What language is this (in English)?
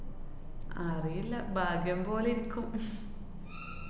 Malayalam